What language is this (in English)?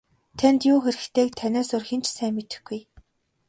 Mongolian